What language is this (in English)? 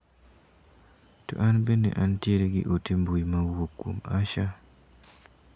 Luo (Kenya and Tanzania)